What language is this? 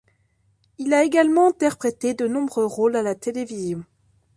French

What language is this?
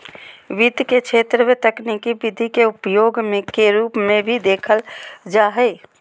Magahi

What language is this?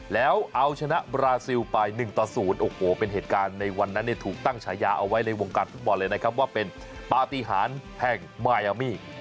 Thai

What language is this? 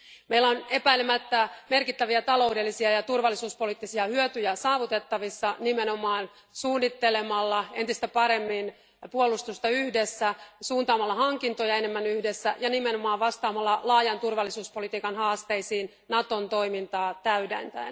Finnish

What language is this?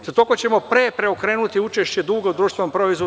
Serbian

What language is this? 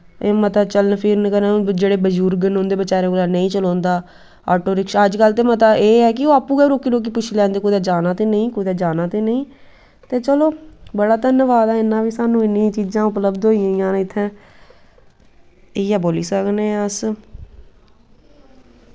Dogri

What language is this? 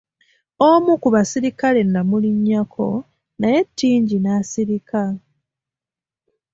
Ganda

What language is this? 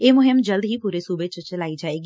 Punjabi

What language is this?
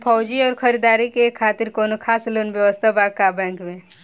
Bhojpuri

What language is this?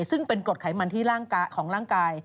Thai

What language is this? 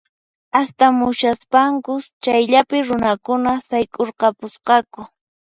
Puno Quechua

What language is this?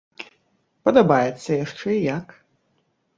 Belarusian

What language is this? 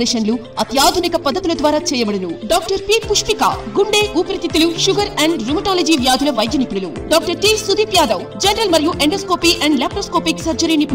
Arabic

